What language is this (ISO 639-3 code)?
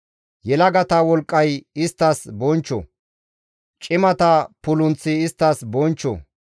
gmv